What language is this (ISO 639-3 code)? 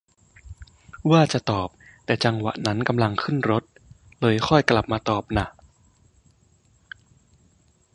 tha